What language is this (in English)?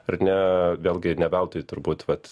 Lithuanian